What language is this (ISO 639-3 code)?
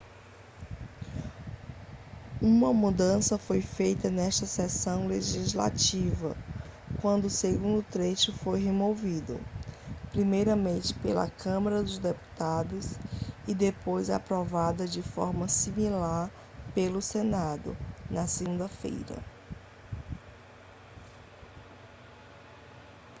por